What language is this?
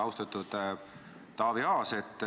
Estonian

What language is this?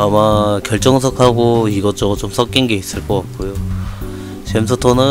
Korean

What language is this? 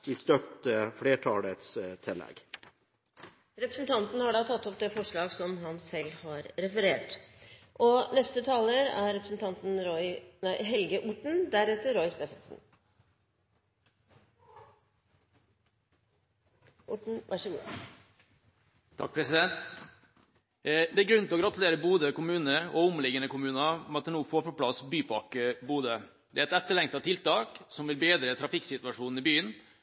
Norwegian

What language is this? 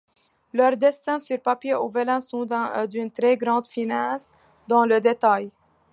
French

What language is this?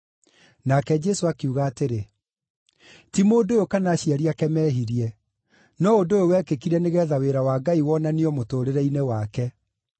Kikuyu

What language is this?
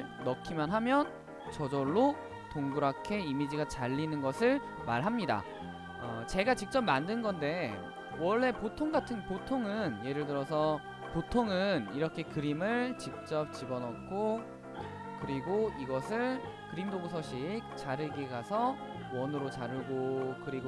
Korean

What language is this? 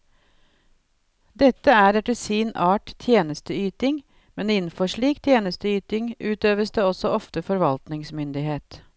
Norwegian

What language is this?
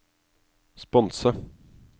Norwegian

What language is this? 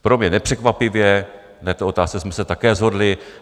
Czech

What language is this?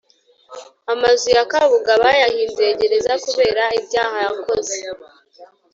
Kinyarwanda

